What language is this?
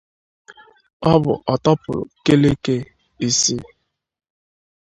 Igbo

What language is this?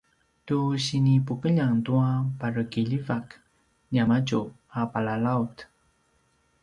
Paiwan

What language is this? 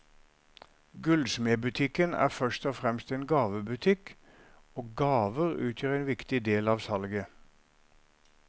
Norwegian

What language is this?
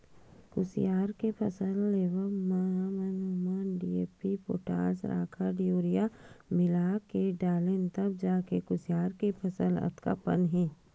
Chhattisgarhi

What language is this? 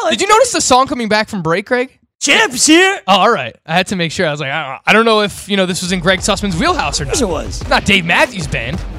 English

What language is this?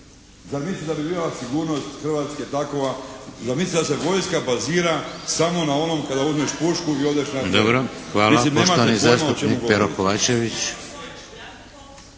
Croatian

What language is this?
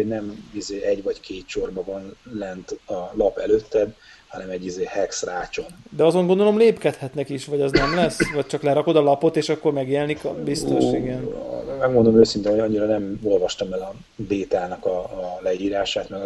Hungarian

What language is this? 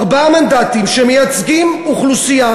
Hebrew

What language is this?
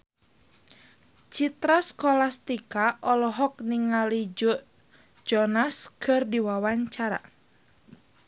Sundanese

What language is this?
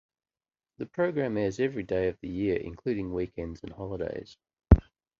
English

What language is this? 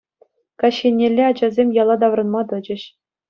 Chuvash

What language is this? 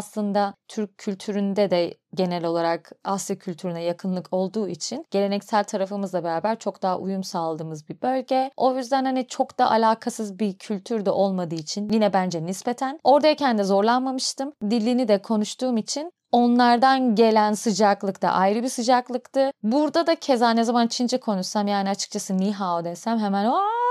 Turkish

